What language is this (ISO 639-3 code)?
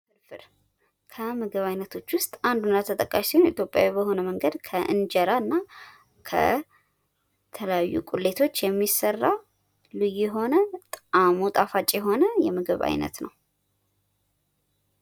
amh